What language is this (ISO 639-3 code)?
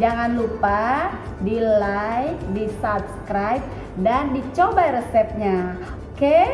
ind